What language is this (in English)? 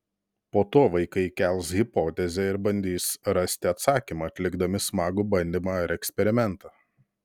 Lithuanian